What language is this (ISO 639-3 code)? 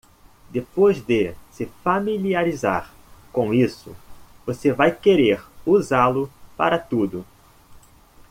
por